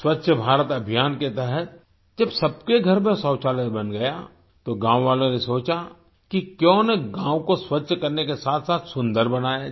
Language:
Hindi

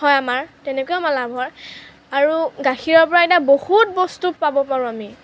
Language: Assamese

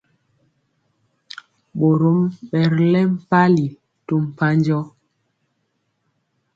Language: Mpiemo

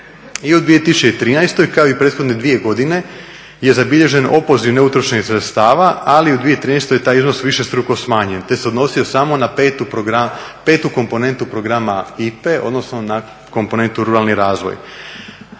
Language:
Croatian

